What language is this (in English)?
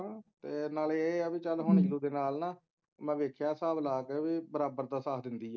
Punjabi